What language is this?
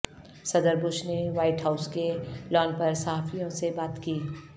Urdu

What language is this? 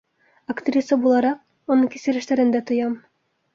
Bashkir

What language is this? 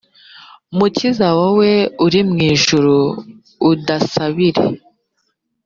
Kinyarwanda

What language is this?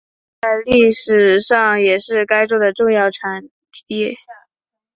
Chinese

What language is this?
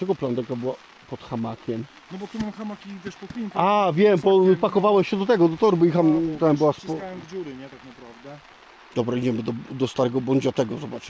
Polish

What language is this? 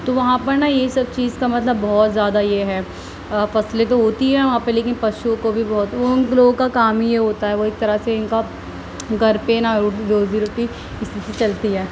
Urdu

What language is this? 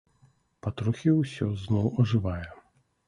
Belarusian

